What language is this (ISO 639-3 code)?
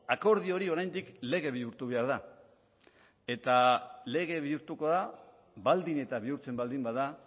eus